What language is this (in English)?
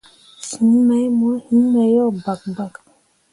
Mundang